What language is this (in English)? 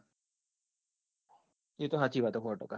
Gujarati